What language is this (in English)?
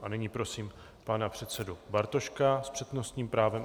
Czech